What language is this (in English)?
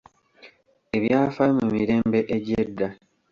Ganda